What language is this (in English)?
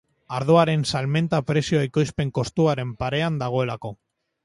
Basque